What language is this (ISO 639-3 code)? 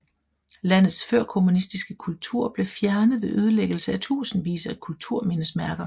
dan